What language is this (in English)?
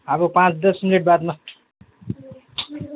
Nepali